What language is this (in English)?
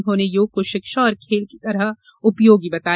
Hindi